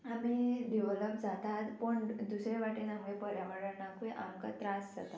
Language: Konkani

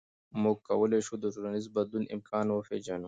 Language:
Pashto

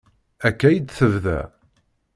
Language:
Kabyle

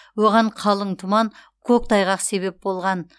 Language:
Kazakh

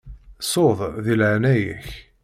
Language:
Kabyle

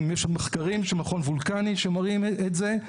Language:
Hebrew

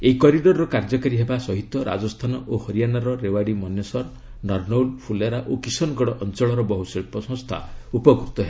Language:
Odia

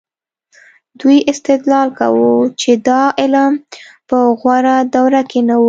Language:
Pashto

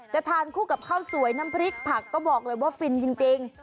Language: Thai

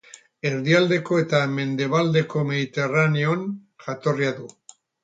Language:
Basque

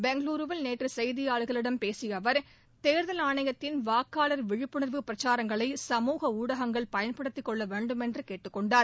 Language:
Tamil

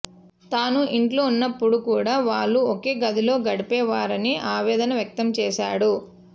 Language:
Telugu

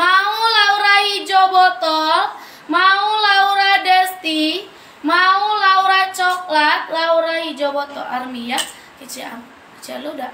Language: Indonesian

